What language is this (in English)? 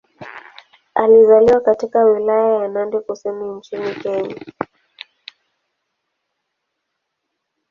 Swahili